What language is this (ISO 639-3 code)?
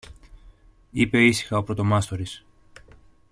ell